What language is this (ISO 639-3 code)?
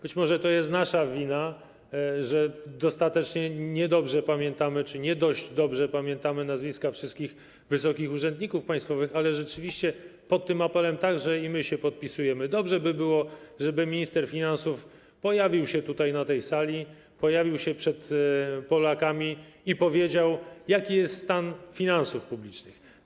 pol